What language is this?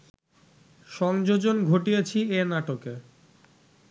Bangla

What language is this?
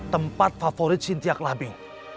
Indonesian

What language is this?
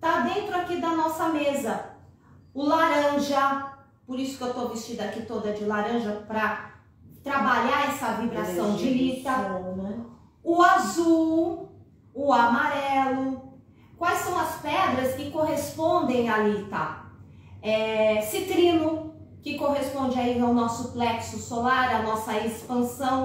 Portuguese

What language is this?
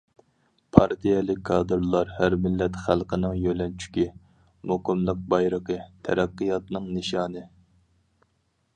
Uyghur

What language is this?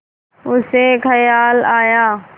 Hindi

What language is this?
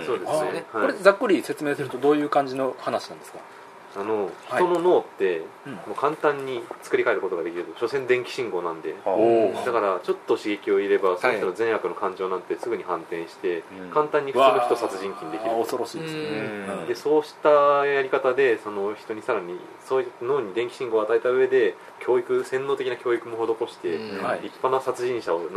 Japanese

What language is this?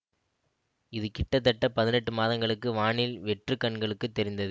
Tamil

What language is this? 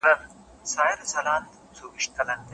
Pashto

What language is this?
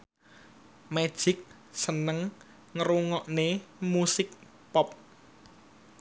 Javanese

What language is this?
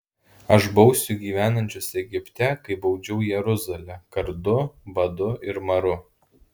Lithuanian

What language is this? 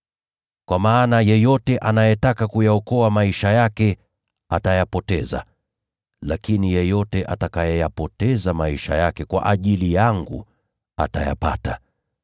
Swahili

